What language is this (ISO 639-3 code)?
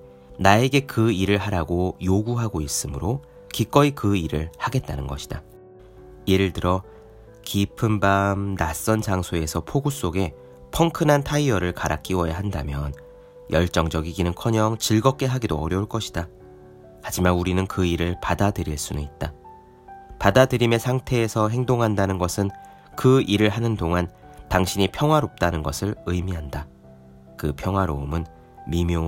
kor